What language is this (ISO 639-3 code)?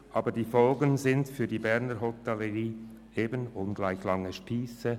gsw